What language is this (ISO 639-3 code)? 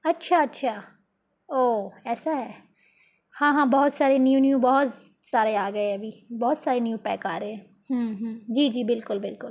urd